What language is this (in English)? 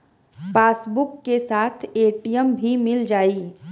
Bhojpuri